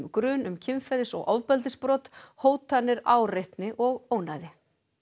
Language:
Icelandic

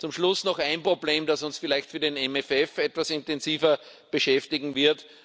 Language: German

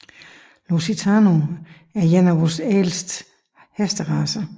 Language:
Danish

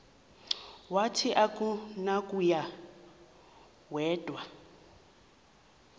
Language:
Xhosa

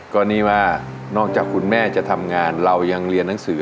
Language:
Thai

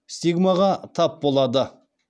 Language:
Kazakh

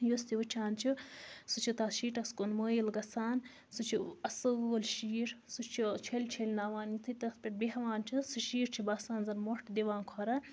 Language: Kashmiri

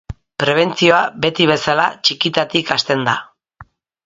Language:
Basque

